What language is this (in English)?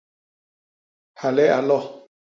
Basaa